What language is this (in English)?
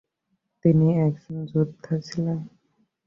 Bangla